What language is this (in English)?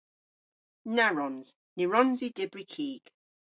Cornish